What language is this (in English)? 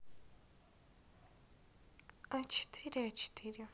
Russian